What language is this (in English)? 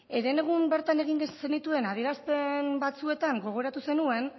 Basque